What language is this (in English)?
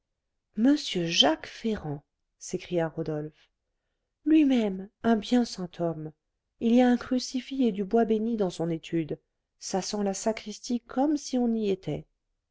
French